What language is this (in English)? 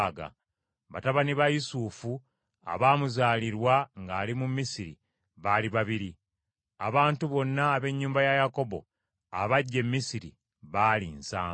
Ganda